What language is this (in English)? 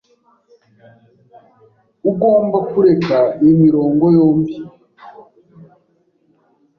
Kinyarwanda